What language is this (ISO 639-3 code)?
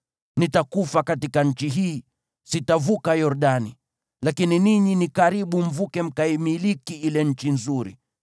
swa